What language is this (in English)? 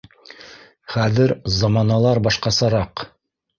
Bashkir